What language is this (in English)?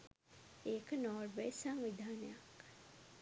Sinhala